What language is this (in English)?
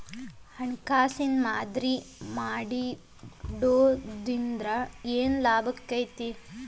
Kannada